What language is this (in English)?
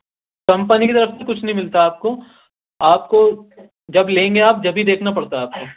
Urdu